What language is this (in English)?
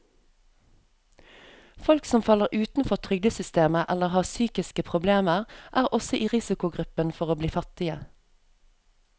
Norwegian